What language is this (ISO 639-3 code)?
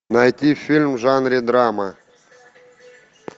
rus